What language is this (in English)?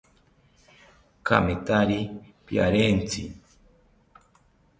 South Ucayali Ashéninka